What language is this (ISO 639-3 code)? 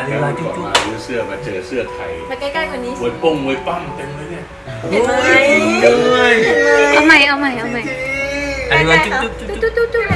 tha